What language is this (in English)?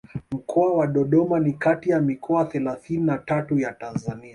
Swahili